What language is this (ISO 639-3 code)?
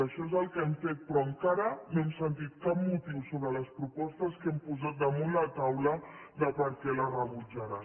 cat